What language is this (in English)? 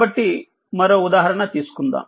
Telugu